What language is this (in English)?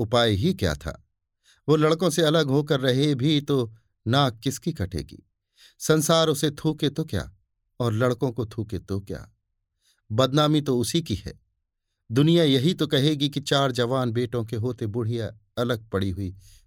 Hindi